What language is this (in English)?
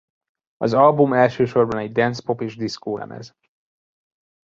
Hungarian